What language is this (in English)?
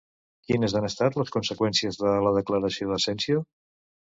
Catalan